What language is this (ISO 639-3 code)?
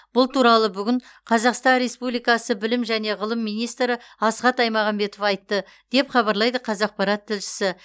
kaz